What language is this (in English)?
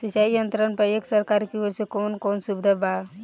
Bhojpuri